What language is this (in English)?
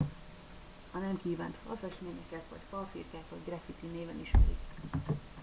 Hungarian